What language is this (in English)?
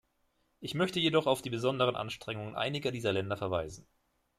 German